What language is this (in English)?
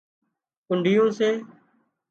Wadiyara Koli